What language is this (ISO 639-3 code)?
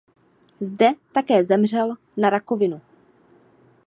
ces